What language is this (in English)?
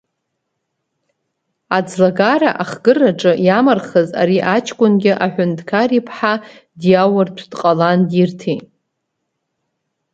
Abkhazian